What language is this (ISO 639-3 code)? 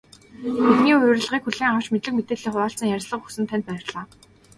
mon